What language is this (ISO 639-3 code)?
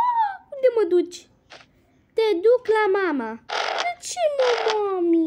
ron